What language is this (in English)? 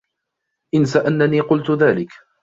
Arabic